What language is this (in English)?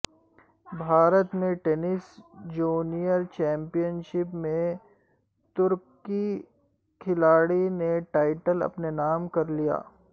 Urdu